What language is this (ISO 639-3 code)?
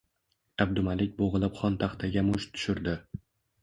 uzb